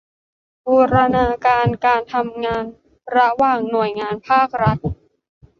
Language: Thai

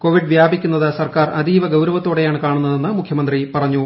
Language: Malayalam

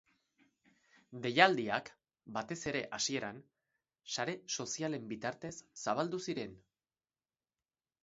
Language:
Basque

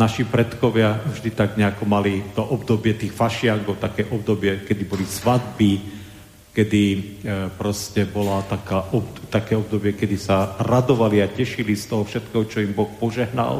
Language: Slovak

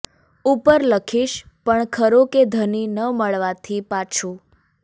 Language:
Gujarati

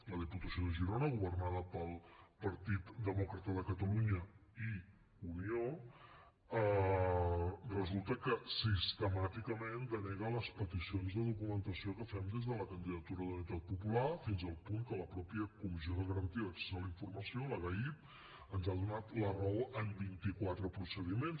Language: Catalan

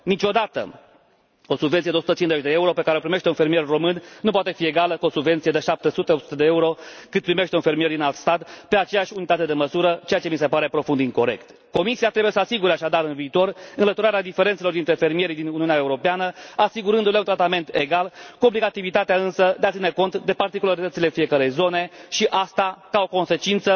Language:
Romanian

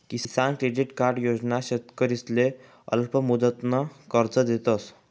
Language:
Marathi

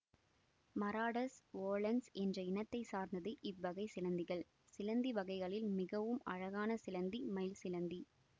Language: Tamil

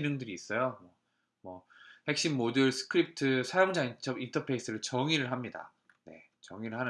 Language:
Korean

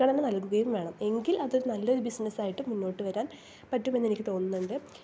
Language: Malayalam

